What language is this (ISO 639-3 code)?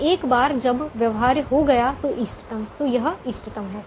hin